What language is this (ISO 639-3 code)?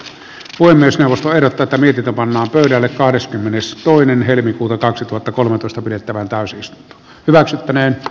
fin